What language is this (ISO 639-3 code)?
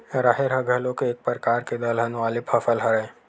hne